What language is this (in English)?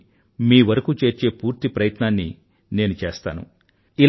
Telugu